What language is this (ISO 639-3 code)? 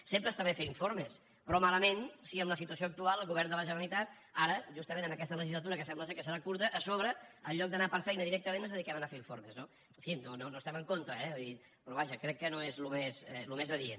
cat